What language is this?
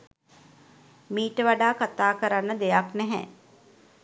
Sinhala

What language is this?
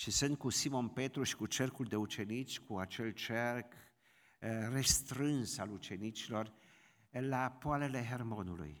Romanian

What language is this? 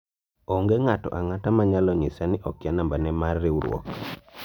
Luo (Kenya and Tanzania)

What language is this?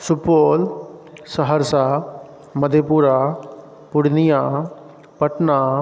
Maithili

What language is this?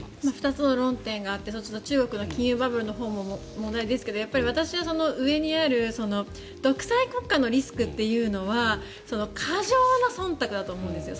Japanese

